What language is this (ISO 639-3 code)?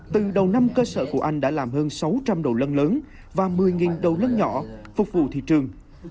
vie